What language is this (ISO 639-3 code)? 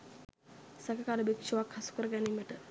sin